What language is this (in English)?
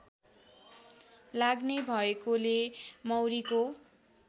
Nepali